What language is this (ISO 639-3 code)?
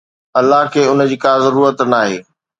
snd